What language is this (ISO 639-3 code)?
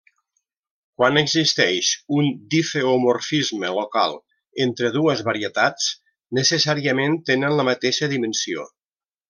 cat